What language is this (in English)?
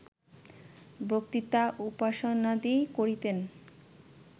Bangla